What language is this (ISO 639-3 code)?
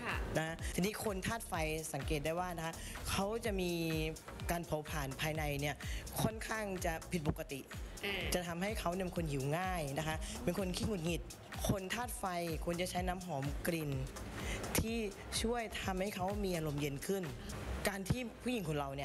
tha